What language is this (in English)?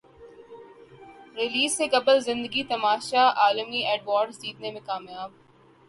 Urdu